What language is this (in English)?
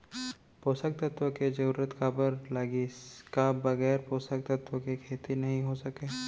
Chhattisgarhi